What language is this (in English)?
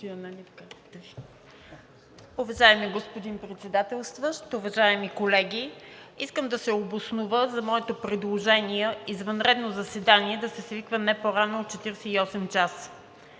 Bulgarian